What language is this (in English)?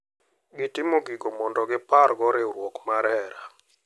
Luo (Kenya and Tanzania)